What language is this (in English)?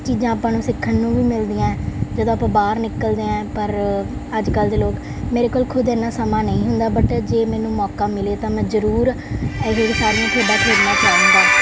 Punjabi